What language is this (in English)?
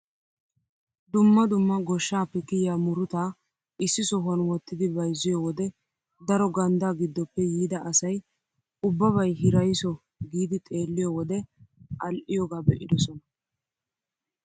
Wolaytta